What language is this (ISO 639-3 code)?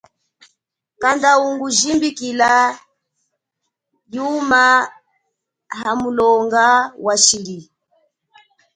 cjk